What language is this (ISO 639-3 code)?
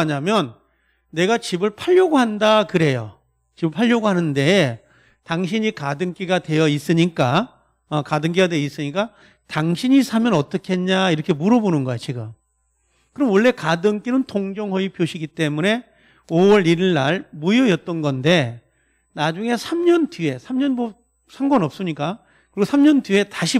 kor